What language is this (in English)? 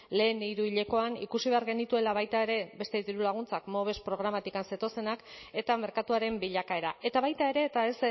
Basque